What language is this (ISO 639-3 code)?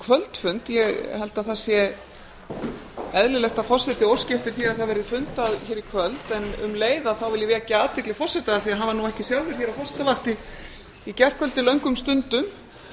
isl